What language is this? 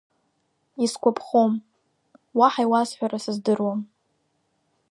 Abkhazian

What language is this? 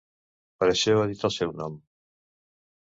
Catalan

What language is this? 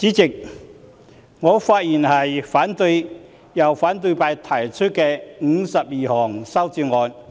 Cantonese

